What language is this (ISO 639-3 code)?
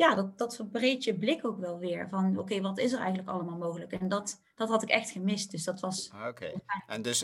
nld